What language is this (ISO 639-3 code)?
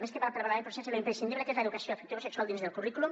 cat